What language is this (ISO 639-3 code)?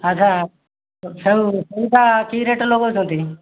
ori